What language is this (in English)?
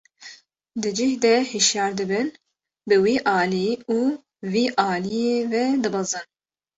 Kurdish